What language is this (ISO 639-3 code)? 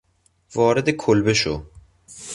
fas